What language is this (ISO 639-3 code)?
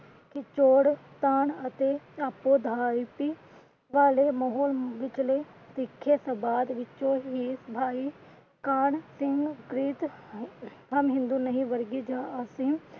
pan